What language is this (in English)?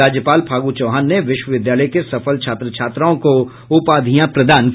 Hindi